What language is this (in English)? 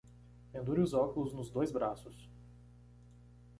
Portuguese